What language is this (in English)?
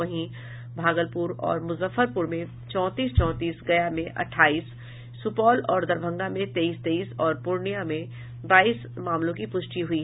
Hindi